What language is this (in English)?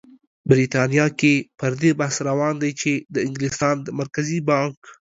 Pashto